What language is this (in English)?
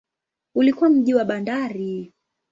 Swahili